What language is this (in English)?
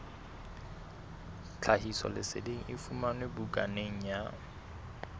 Southern Sotho